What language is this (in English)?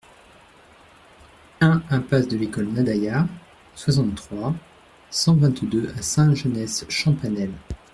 French